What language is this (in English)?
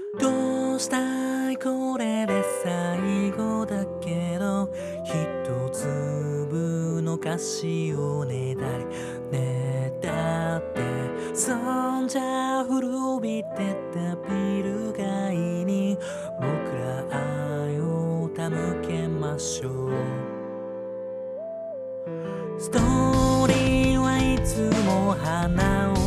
Japanese